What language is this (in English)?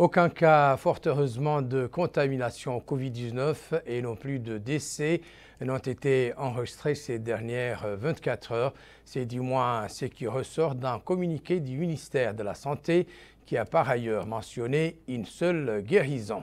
French